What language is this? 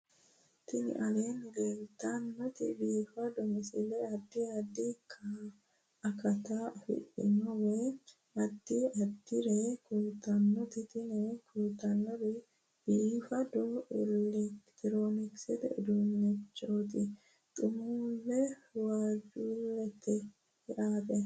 Sidamo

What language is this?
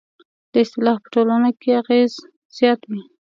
Pashto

